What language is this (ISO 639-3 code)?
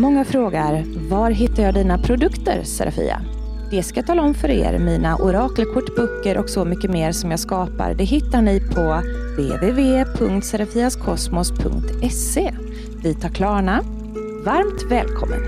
swe